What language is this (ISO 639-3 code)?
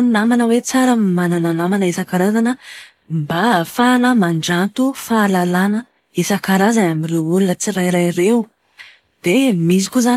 mlg